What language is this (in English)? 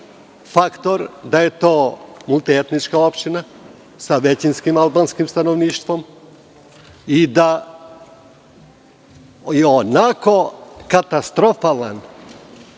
Serbian